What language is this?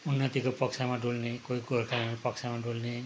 Nepali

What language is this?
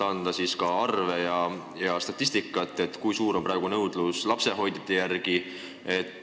Estonian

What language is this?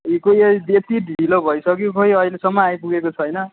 Nepali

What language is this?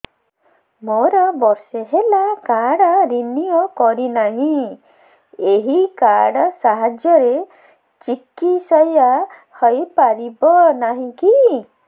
Odia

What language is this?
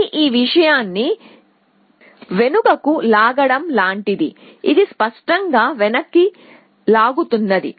Telugu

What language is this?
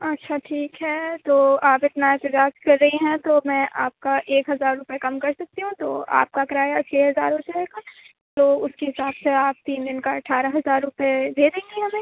Urdu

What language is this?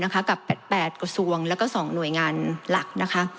Thai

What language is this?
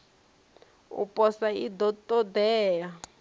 Venda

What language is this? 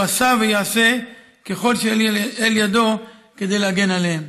Hebrew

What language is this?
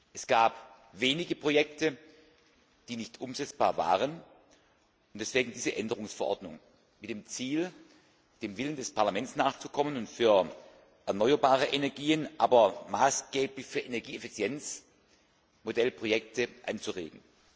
German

